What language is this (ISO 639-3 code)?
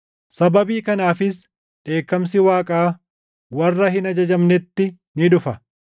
orm